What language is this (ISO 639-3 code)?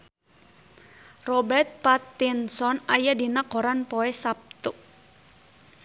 sun